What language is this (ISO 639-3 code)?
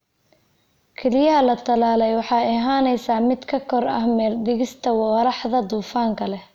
som